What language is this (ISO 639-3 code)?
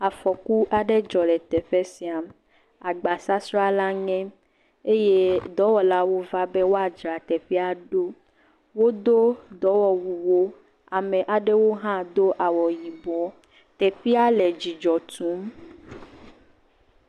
ewe